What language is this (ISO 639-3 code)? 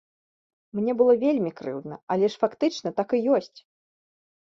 bel